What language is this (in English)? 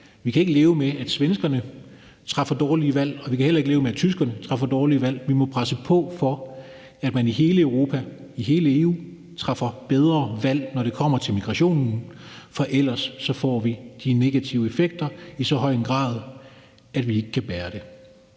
Danish